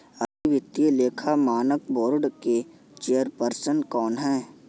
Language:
Hindi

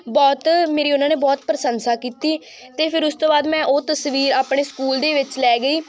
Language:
Punjabi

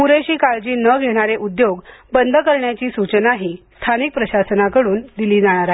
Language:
Marathi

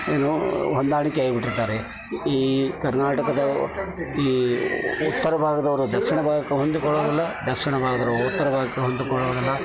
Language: Kannada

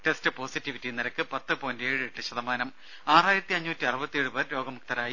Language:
Malayalam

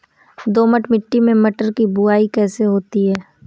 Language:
Hindi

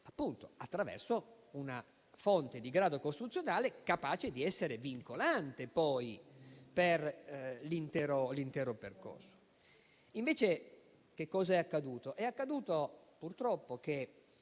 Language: Italian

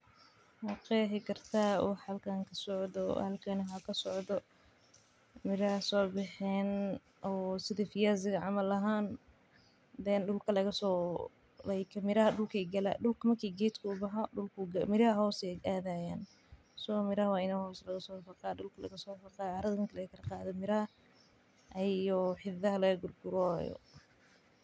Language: Somali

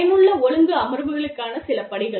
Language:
Tamil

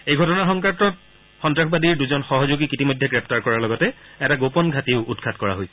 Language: Assamese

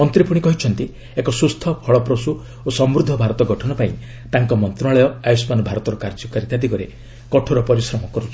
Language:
Odia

